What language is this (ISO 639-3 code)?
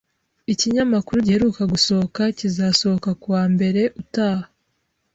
kin